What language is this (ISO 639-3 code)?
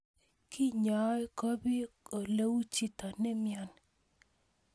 kln